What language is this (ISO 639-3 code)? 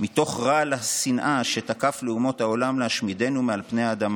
heb